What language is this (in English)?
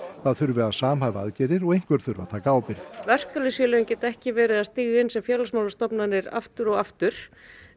Icelandic